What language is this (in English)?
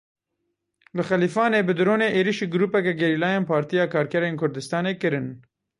Kurdish